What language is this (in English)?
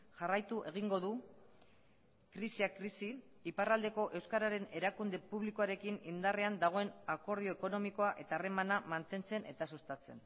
Basque